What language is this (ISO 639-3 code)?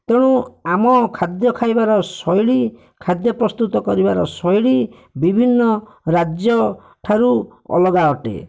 ori